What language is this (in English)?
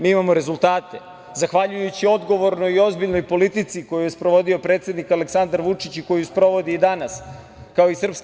Serbian